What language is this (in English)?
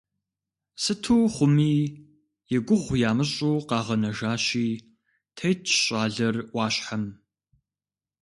Kabardian